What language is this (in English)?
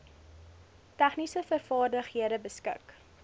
Afrikaans